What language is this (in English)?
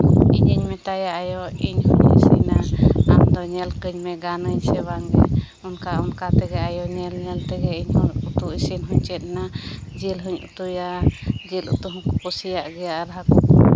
Santali